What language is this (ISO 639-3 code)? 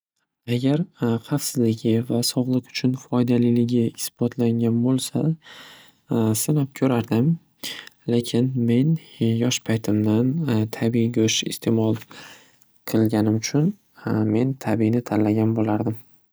uzb